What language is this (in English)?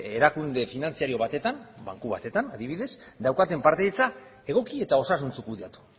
Basque